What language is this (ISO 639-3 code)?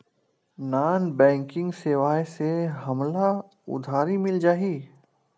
hne